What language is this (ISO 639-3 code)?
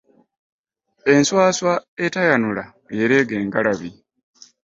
lug